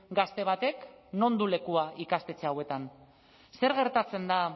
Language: Basque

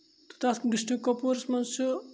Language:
Kashmiri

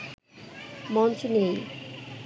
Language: Bangla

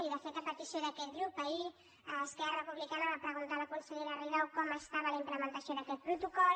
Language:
Catalan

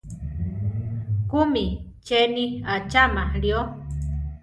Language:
Central Tarahumara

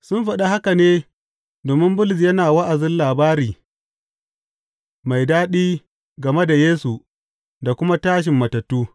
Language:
Hausa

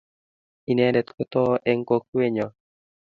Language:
Kalenjin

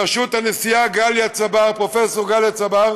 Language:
Hebrew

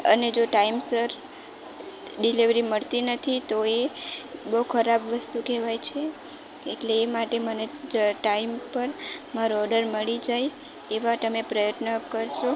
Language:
Gujarati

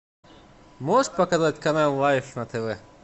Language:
Russian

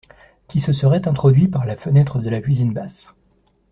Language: French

